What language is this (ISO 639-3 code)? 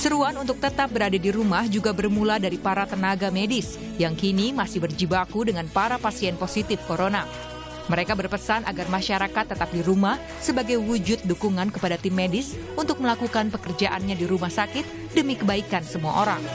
ind